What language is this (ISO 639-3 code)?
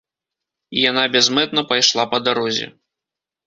bel